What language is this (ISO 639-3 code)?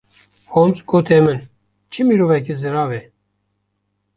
kur